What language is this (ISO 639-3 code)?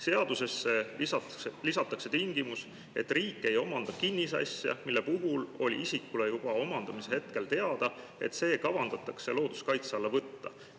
est